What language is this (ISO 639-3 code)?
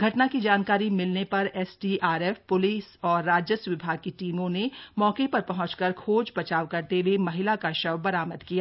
hin